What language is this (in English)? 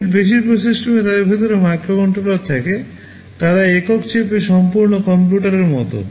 Bangla